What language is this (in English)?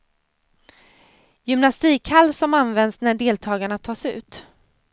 Swedish